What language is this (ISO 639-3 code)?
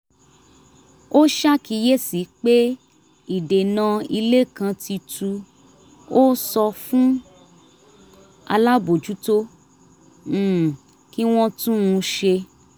yor